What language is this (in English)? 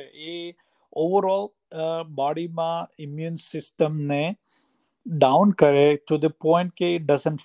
Gujarati